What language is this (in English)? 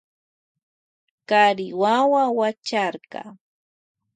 Loja Highland Quichua